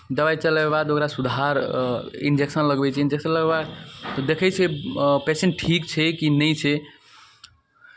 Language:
Maithili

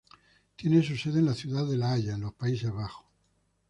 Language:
Spanish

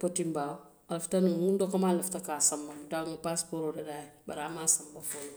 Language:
Western Maninkakan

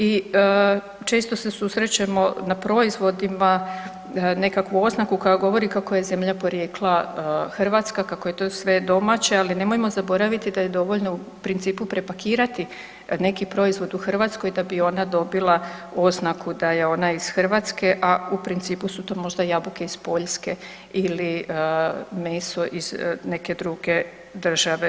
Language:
Croatian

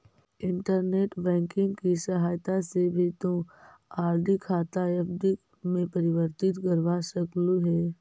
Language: Magahi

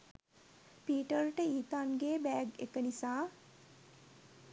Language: Sinhala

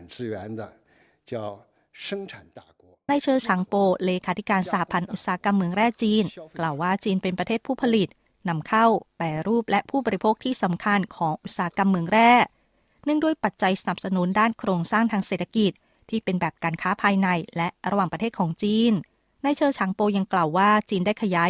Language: Thai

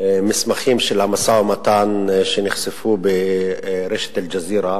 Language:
Hebrew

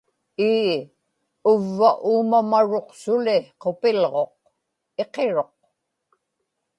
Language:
Inupiaq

